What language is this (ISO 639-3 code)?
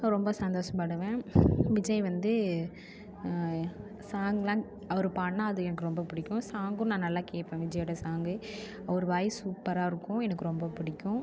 tam